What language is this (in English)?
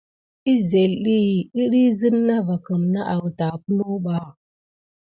Gidar